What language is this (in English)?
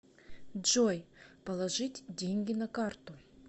Russian